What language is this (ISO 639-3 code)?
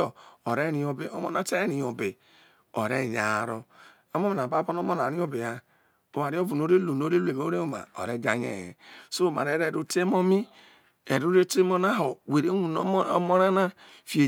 iso